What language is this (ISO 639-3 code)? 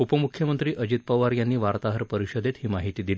mar